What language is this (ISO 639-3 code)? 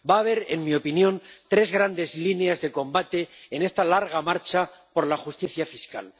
spa